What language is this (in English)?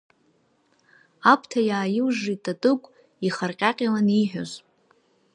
Abkhazian